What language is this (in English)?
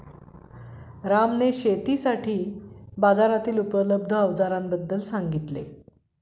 Marathi